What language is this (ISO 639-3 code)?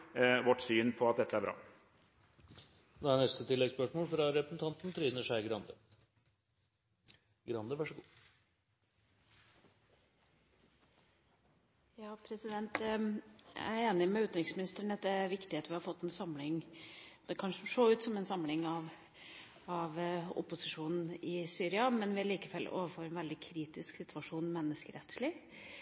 nor